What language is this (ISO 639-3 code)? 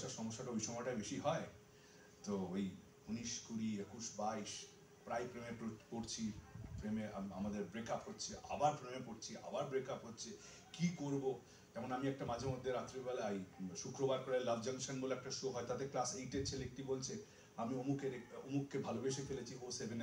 ben